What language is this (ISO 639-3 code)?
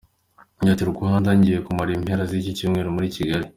kin